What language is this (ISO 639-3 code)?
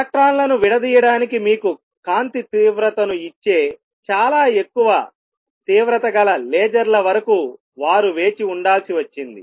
tel